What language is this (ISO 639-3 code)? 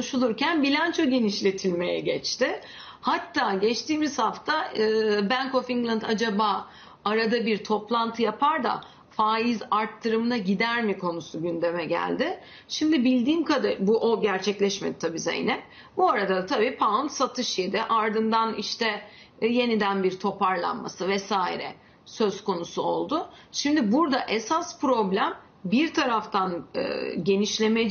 tur